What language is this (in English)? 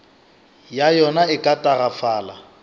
Northern Sotho